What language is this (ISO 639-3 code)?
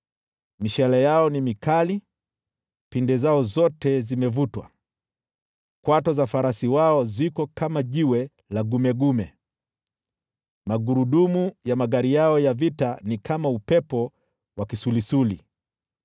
swa